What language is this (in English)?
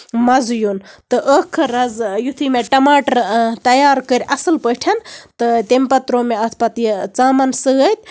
Kashmiri